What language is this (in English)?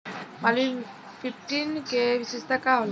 Bhojpuri